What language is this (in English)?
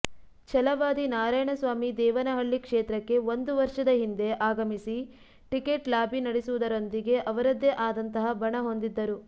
Kannada